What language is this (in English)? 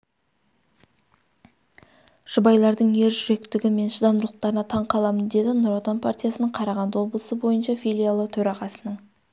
Kazakh